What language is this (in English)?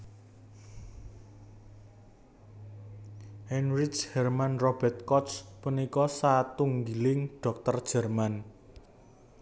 Javanese